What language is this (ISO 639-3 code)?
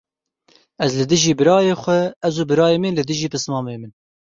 kur